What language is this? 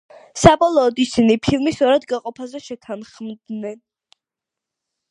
Georgian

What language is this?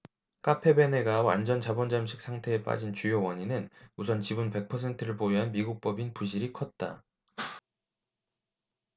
Korean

